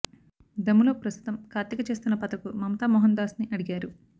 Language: Telugu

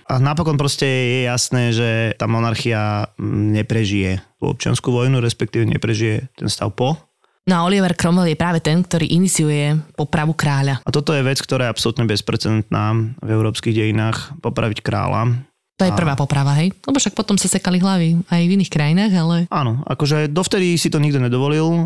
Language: Slovak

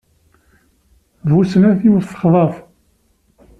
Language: Kabyle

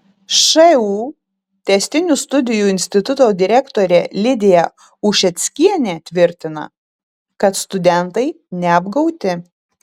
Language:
Lithuanian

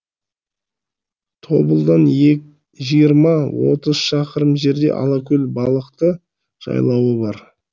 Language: Kazakh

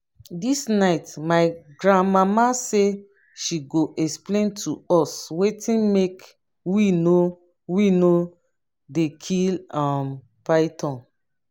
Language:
Nigerian Pidgin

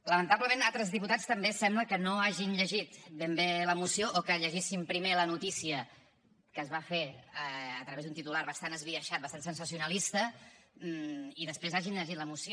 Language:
Catalan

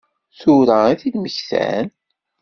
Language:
Kabyle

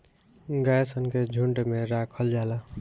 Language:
Bhojpuri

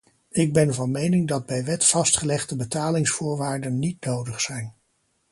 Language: Dutch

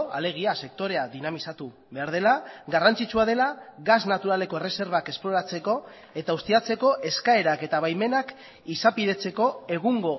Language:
Basque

